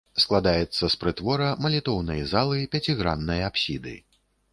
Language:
Belarusian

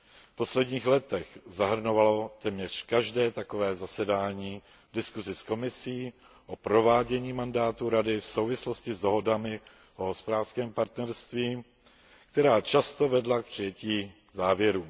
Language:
Czech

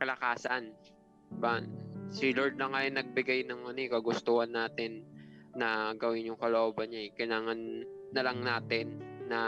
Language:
Filipino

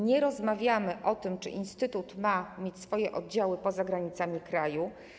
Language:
Polish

